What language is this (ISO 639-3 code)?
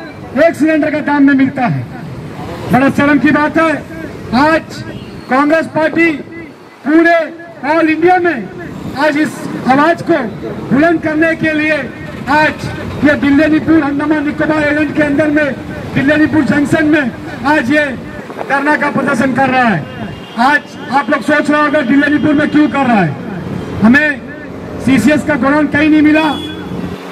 hin